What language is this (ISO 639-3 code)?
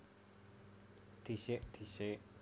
jav